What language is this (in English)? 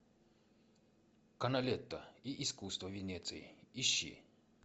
Russian